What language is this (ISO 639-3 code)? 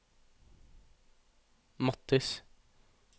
nor